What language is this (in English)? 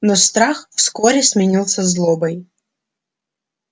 Russian